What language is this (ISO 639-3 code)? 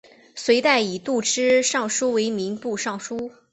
zho